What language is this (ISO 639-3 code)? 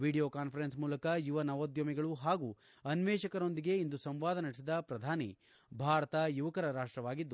kan